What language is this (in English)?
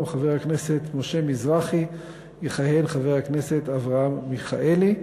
Hebrew